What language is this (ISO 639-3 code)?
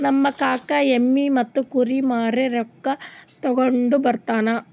kan